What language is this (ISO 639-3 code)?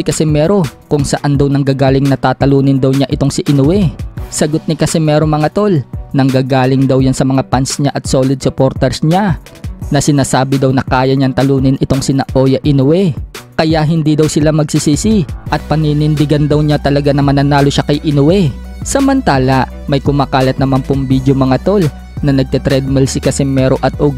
fil